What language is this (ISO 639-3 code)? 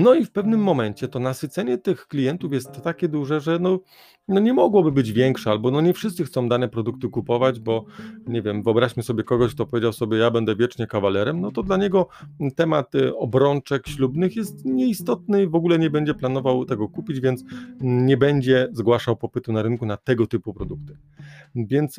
pol